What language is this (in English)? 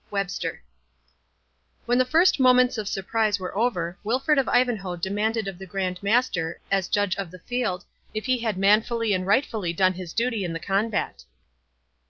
English